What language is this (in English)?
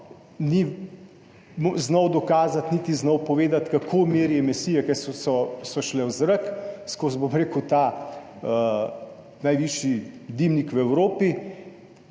Slovenian